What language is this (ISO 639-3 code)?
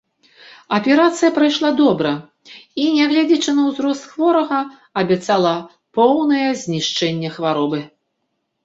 bel